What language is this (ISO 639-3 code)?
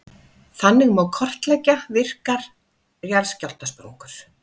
isl